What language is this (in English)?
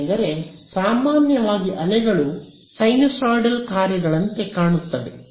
Kannada